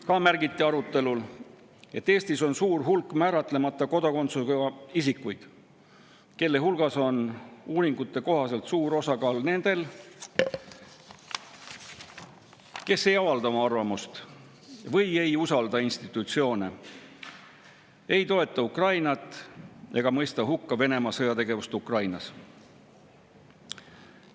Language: Estonian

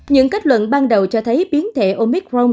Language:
Vietnamese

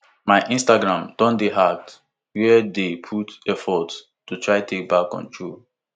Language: Nigerian Pidgin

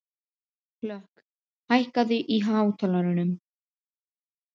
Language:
Icelandic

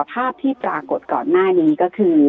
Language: Thai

